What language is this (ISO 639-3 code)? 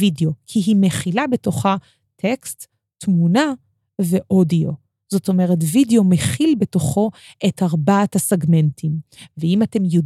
heb